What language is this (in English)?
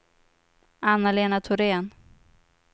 Swedish